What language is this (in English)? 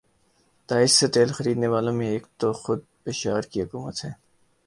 Urdu